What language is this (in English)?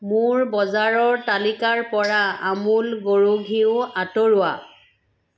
Assamese